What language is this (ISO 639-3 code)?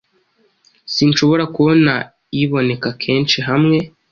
kin